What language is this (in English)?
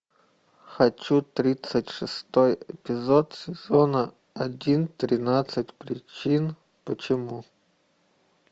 Russian